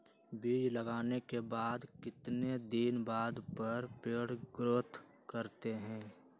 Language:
Magahi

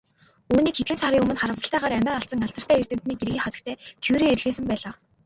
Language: Mongolian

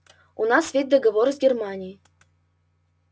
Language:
Russian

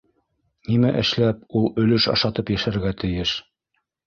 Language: Bashkir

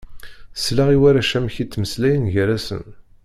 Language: Kabyle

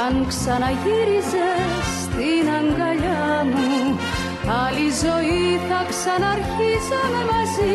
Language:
Greek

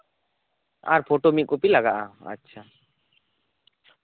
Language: Santali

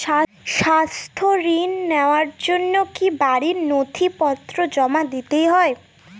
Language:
Bangla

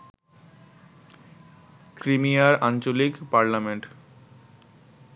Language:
Bangla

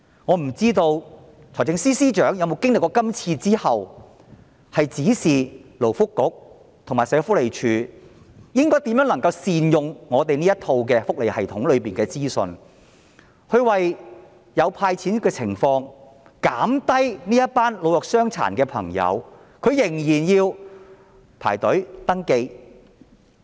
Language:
Cantonese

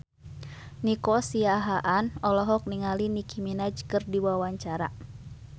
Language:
Sundanese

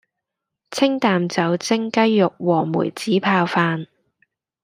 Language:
Cantonese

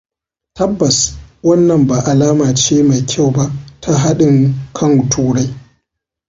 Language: Hausa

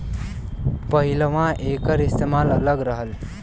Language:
Bhojpuri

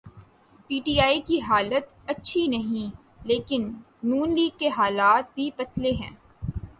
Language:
Urdu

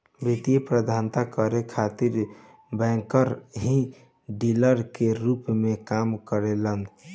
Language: Bhojpuri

